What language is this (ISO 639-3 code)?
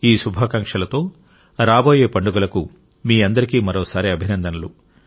tel